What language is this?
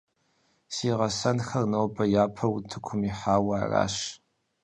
Kabardian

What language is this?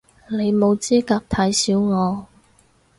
Cantonese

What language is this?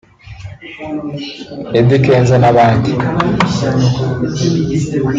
Kinyarwanda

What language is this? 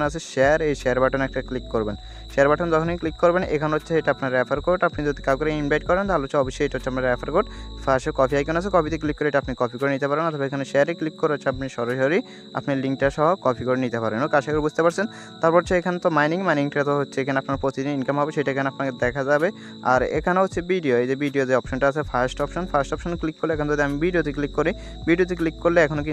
Hindi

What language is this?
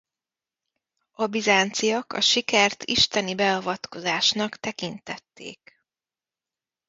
Hungarian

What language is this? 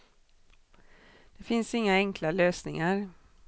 Swedish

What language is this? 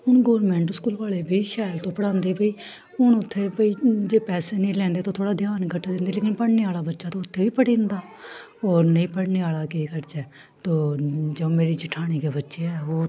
Dogri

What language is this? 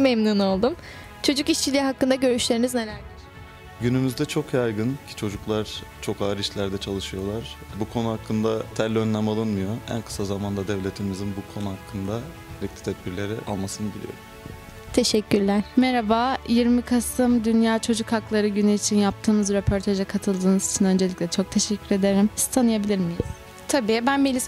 Turkish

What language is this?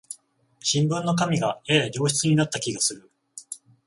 Japanese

